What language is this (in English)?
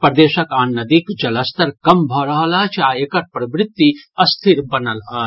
Maithili